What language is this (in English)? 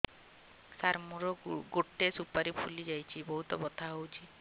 Odia